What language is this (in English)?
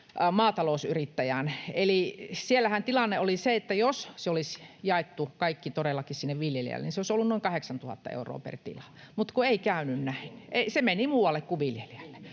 Finnish